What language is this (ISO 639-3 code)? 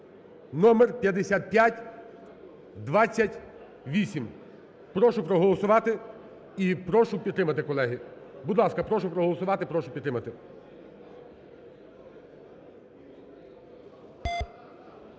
ukr